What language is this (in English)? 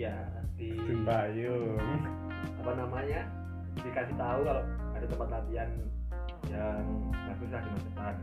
Indonesian